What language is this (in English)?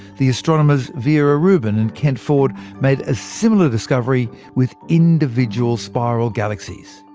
English